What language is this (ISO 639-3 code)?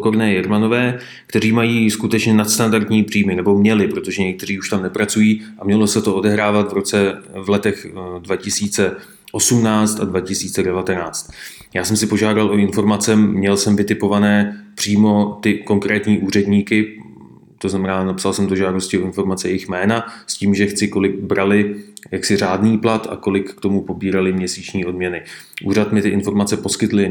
ces